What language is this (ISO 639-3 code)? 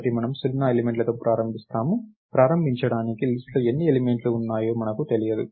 tel